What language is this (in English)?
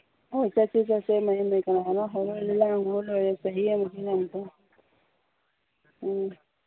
Manipuri